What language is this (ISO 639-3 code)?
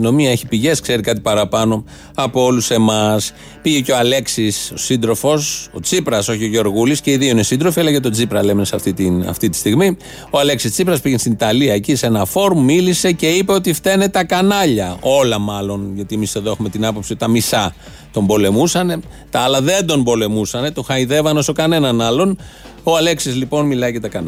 ell